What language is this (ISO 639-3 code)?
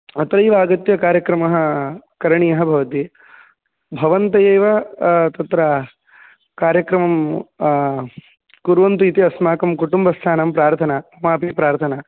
san